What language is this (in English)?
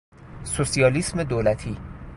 Persian